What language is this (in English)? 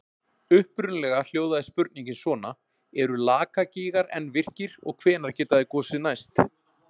Icelandic